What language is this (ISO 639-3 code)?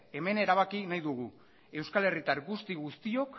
eus